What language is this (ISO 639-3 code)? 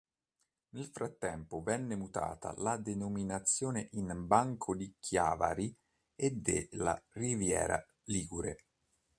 ita